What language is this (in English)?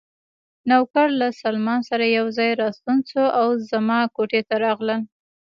Pashto